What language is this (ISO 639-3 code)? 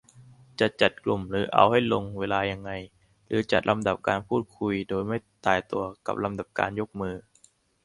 tha